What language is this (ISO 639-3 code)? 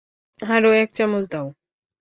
ben